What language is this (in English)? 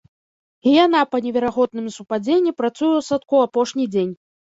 Belarusian